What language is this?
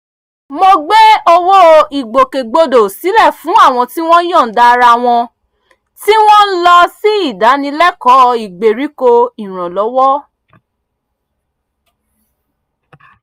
Yoruba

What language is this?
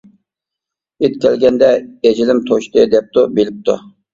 Uyghur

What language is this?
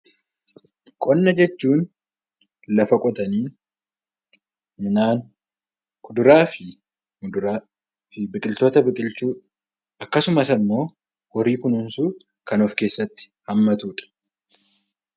Oromo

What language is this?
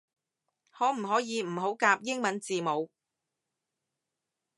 Cantonese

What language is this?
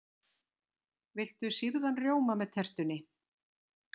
Icelandic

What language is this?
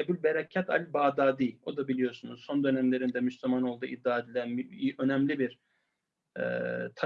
Turkish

